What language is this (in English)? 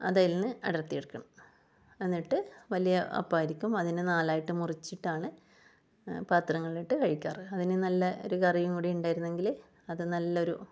Malayalam